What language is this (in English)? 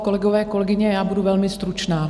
Czech